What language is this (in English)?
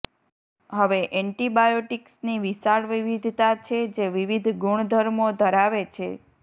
Gujarati